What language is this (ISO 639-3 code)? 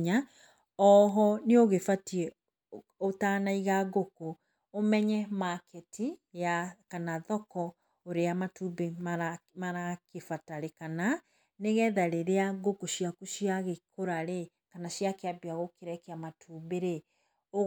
kik